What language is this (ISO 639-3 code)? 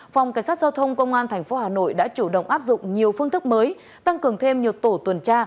vie